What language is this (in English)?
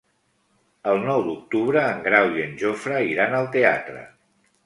Catalan